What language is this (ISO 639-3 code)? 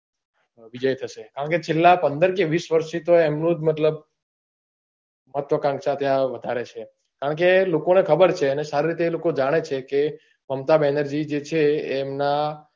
guj